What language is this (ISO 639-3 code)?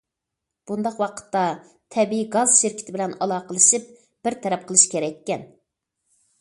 uig